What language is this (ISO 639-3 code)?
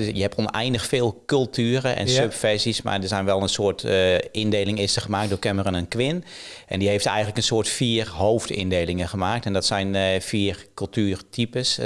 nld